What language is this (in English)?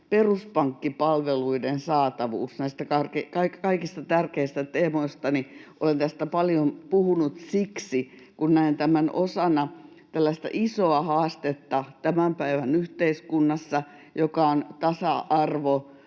Finnish